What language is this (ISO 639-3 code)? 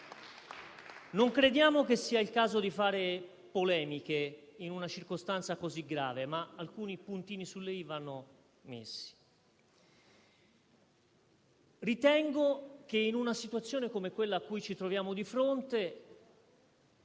ita